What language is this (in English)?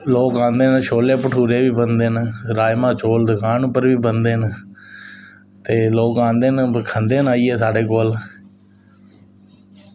Dogri